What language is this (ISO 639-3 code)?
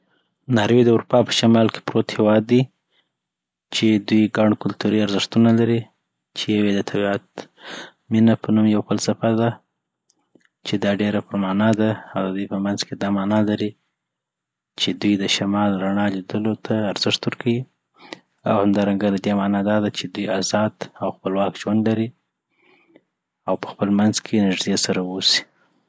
pbt